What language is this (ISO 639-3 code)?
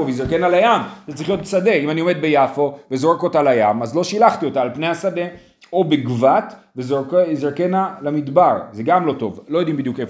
heb